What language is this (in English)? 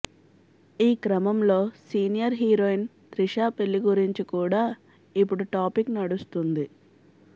Telugu